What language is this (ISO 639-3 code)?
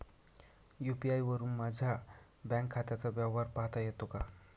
mar